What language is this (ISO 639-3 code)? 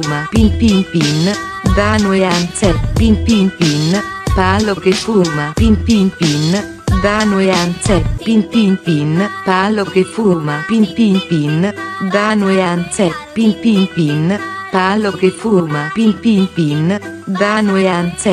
ita